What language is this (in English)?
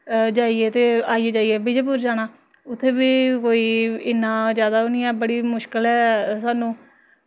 Dogri